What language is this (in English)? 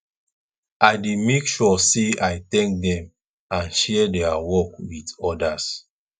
Nigerian Pidgin